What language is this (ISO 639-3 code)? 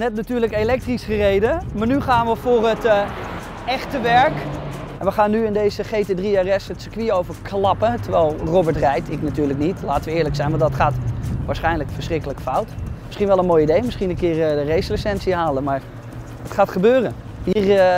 nld